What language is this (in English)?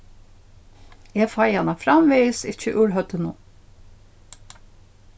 Faroese